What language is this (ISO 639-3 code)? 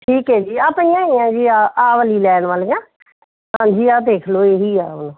pan